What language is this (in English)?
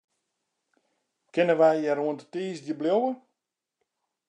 Western Frisian